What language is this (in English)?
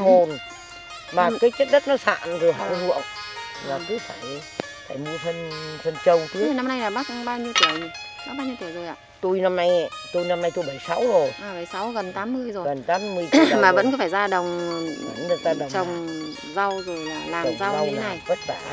Vietnamese